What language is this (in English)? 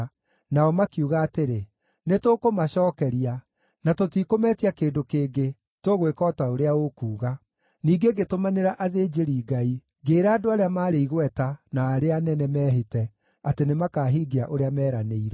Kikuyu